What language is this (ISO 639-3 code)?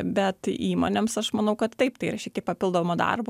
lit